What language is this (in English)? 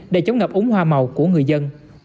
Vietnamese